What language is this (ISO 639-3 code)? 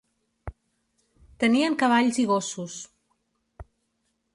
cat